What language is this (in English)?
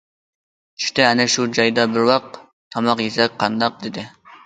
Uyghur